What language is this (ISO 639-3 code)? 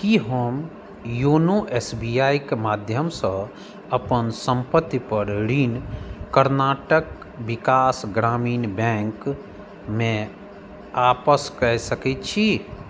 mai